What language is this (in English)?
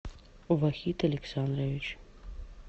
Russian